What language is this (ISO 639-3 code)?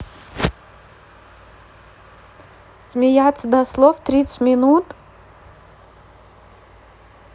rus